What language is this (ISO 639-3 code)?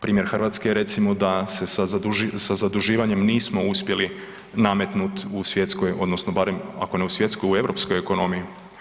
hrv